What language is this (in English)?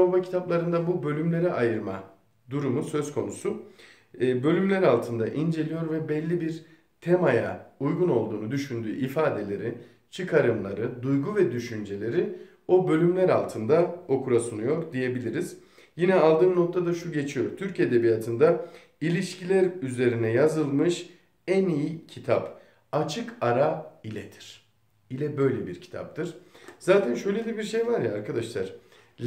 Turkish